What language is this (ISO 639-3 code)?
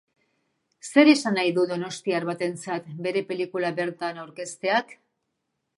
eus